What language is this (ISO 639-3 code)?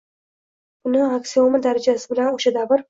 uzb